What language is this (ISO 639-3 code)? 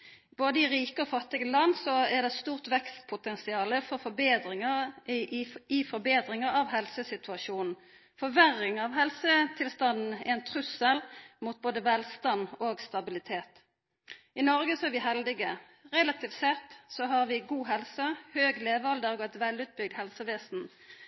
nno